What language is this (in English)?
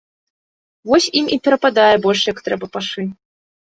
Belarusian